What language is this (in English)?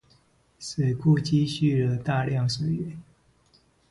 Chinese